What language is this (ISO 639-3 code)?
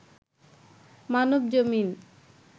ben